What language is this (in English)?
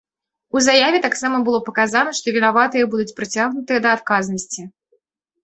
Belarusian